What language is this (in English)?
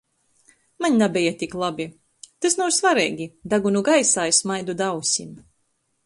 Latgalian